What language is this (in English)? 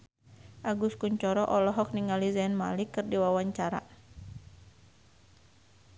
Sundanese